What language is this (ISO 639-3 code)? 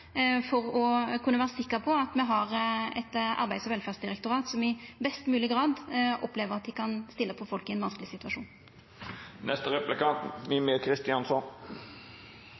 nno